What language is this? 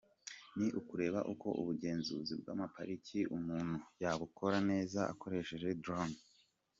Kinyarwanda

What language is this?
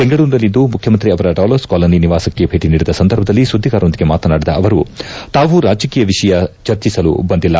Kannada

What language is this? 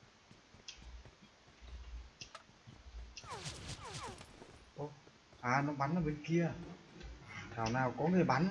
Vietnamese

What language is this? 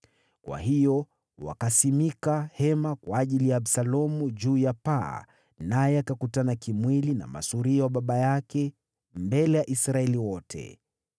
Swahili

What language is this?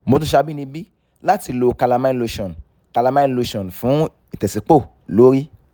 Yoruba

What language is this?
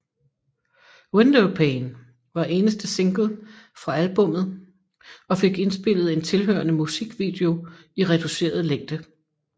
Danish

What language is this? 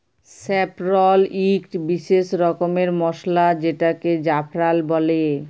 Bangla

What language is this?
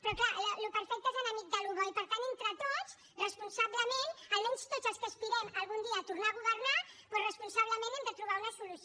Catalan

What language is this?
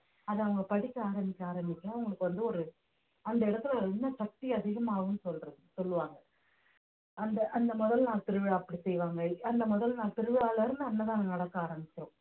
Tamil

